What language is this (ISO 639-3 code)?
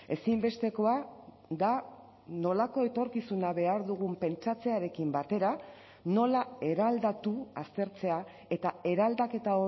eus